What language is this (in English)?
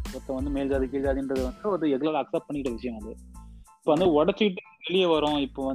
Tamil